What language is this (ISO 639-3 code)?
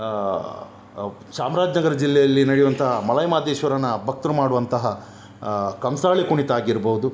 kan